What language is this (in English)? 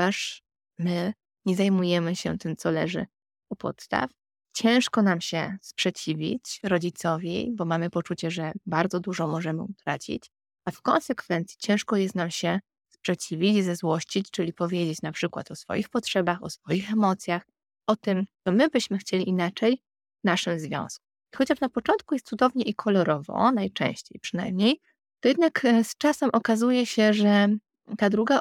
Polish